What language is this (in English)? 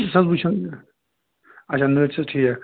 Kashmiri